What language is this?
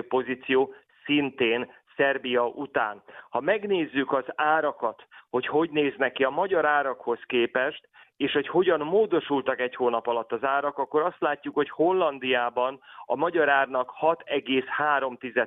Hungarian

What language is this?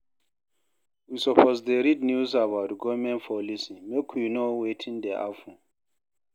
Nigerian Pidgin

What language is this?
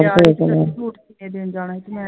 Punjabi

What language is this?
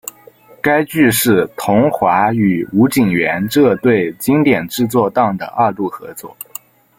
Chinese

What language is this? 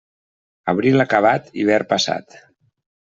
Catalan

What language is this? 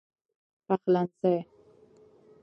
Pashto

